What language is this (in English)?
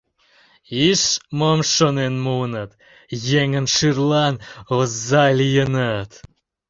Mari